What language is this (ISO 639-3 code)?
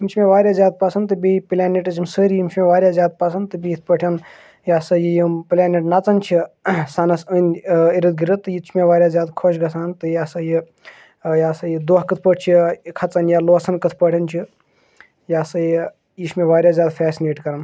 kas